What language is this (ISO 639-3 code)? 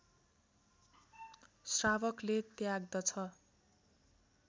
nep